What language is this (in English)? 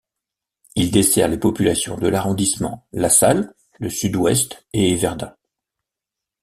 French